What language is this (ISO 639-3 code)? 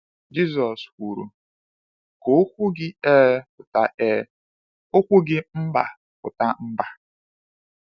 ibo